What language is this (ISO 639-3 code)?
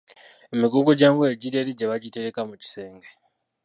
lug